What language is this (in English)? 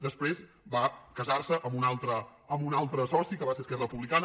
Catalan